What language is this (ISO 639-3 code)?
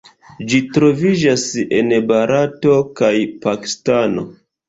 epo